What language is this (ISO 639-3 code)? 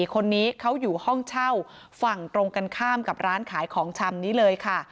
tha